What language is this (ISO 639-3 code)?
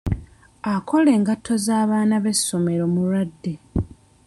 lug